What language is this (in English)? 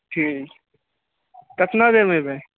Maithili